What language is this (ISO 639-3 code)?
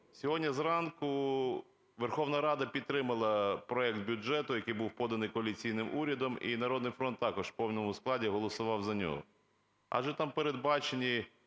ukr